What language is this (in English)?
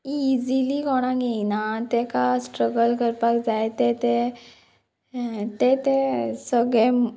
Konkani